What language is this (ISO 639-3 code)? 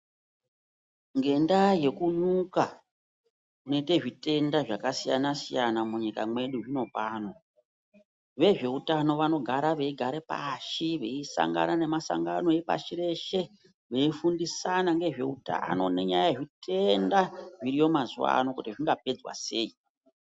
ndc